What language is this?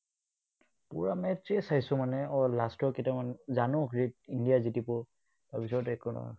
Assamese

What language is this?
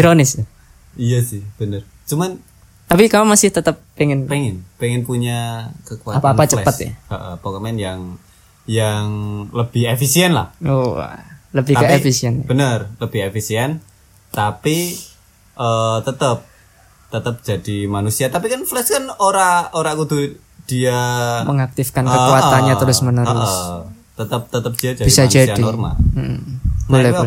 Indonesian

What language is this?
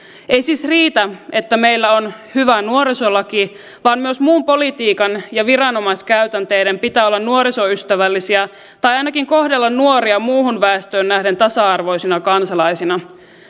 Finnish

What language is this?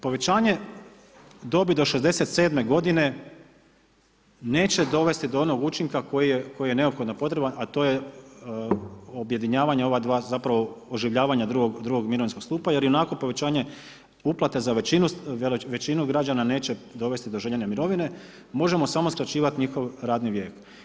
Croatian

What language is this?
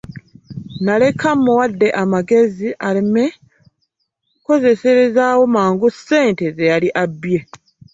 Ganda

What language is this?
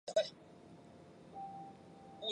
Chinese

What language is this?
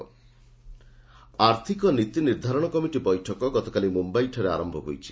Odia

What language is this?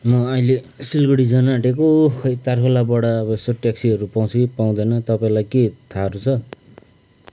Nepali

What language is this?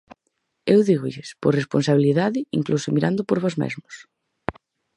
Galician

